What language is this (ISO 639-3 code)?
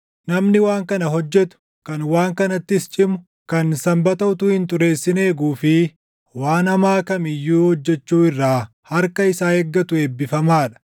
orm